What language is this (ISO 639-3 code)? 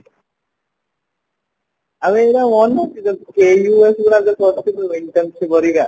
ori